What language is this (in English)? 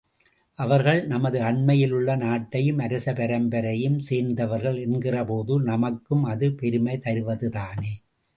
Tamil